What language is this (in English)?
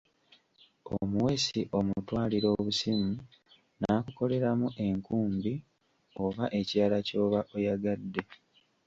Ganda